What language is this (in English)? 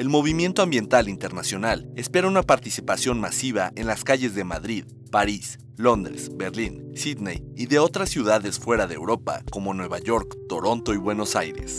Spanish